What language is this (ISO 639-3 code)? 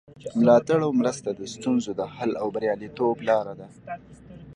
pus